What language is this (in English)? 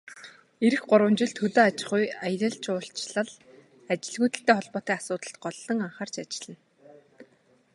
Mongolian